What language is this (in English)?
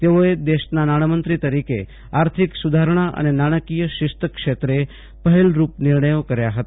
Gujarati